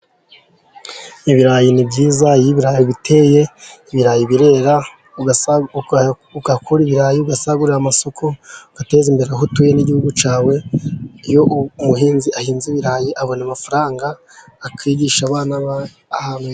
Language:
Kinyarwanda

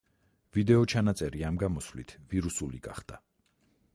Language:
Georgian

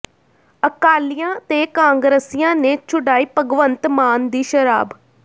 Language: Punjabi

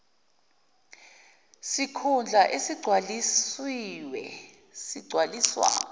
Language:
Zulu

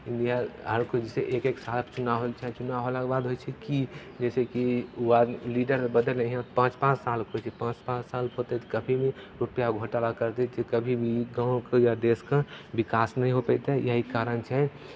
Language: Maithili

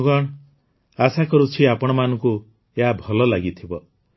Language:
Odia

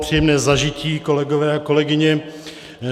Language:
Czech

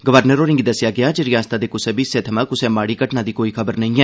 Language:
Dogri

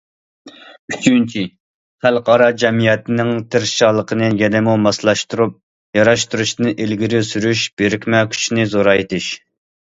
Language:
Uyghur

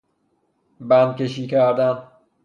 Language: Persian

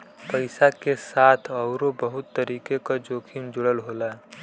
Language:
Bhojpuri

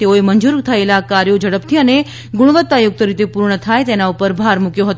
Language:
Gujarati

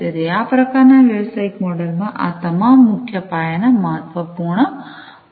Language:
Gujarati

